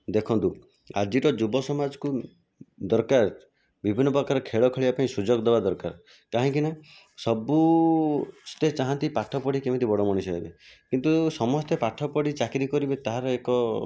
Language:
Odia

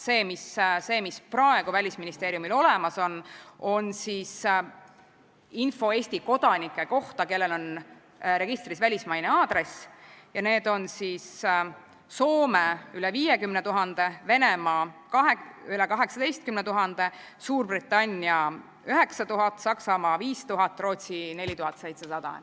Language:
Estonian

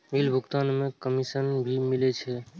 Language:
Maithili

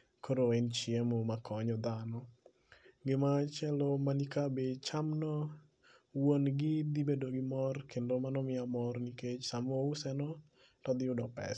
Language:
Luo (Kenya and Tanzania)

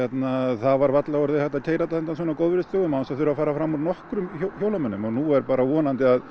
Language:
Icelandic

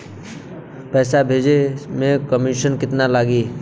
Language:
Bhojpuri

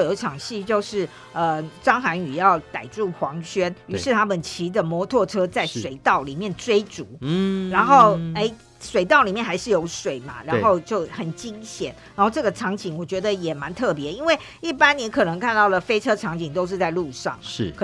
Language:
Chinese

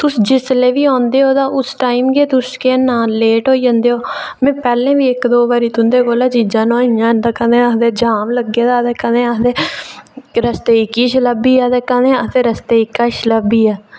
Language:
Dogri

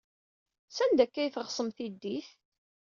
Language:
Kabyle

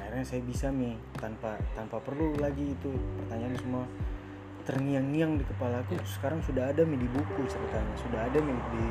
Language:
Indonesian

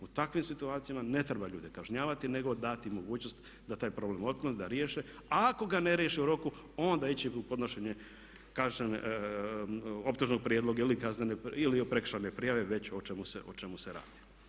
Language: Croatian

